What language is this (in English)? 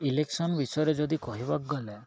Odia